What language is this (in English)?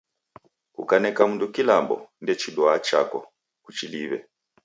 Taita